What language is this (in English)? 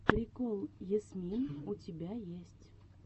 Russian